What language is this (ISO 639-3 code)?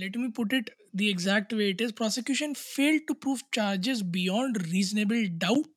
hin